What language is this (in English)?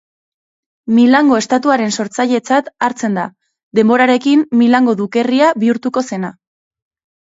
Basque